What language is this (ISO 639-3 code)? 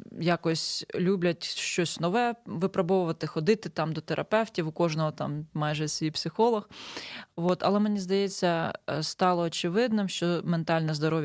ukr